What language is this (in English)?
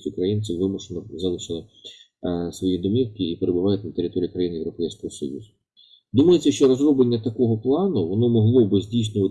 Ukrainian